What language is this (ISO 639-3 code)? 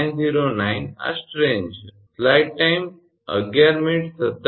guj